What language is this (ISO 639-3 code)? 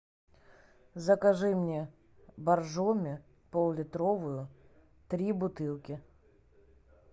rus